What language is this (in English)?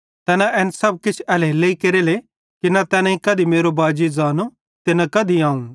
Bhadrawahi